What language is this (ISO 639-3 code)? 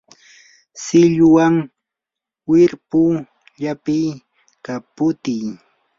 qur